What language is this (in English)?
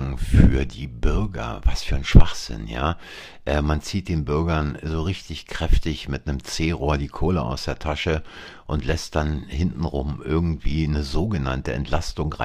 German